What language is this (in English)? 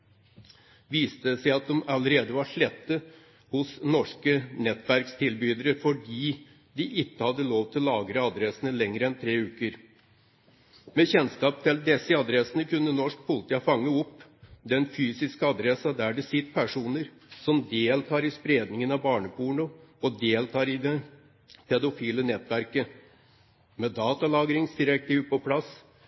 Norwegian Bokmål